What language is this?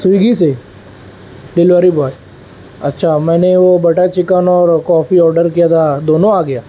Urdu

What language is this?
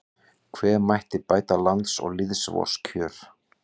Icelandic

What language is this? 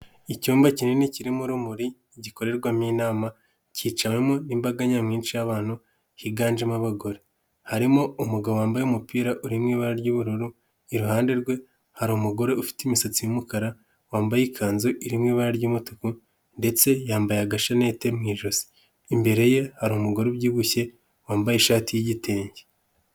Kinyarwanda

